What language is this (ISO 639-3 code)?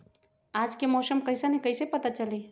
mag